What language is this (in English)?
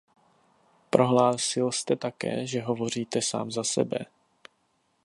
Czech